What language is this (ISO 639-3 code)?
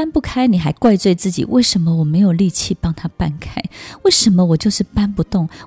zho